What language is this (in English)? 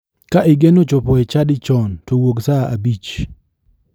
Luo (Kenya and Tanzania)